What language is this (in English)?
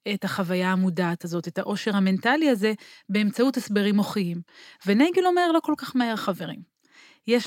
Hebrew